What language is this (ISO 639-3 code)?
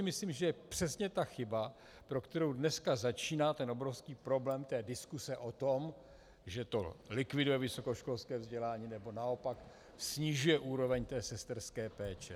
ces